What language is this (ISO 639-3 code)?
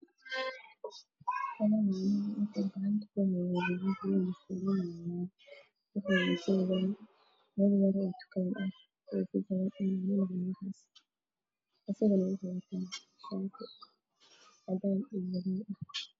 som